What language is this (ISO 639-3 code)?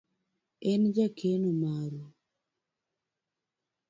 luo